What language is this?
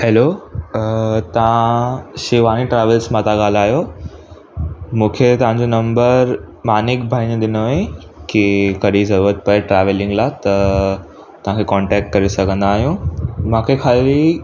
Sindhi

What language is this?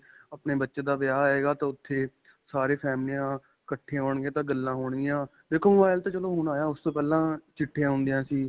Punjabi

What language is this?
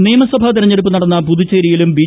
Malayalam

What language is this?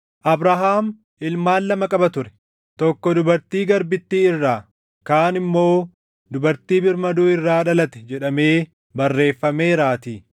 Oromo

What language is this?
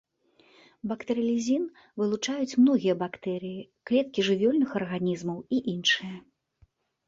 Belarusian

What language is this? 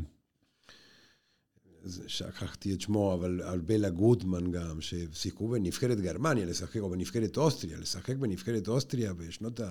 Hebrew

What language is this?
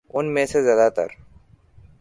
Urdu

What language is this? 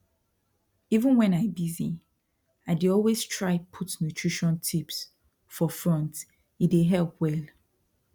Nigerian Pidgin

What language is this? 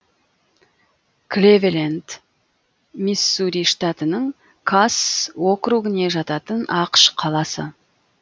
Kazakh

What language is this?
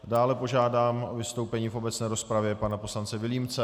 Czech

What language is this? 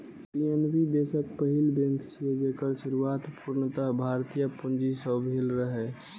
Maithili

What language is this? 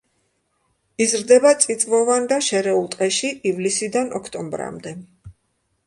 Georgian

